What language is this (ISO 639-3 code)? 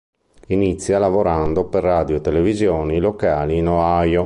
ita